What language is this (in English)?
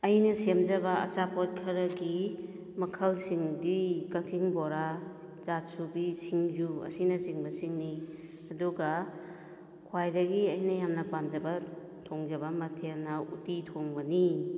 Manipuri